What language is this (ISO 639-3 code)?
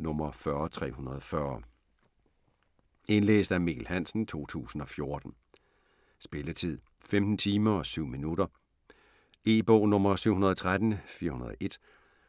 dan